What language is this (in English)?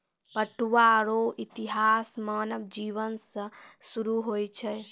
Maithili